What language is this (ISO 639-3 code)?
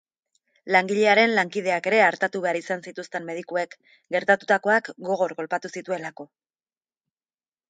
eus